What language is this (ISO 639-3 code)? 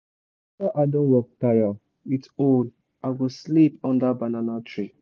pcm